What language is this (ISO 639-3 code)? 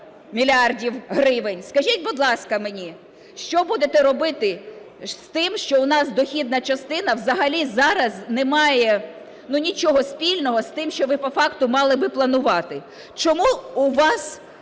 ukr